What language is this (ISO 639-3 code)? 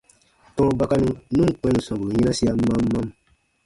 bba